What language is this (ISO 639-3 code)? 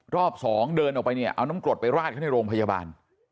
tha